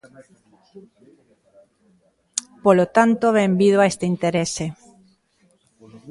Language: Galician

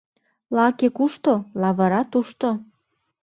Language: Mari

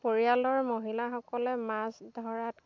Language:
Assamese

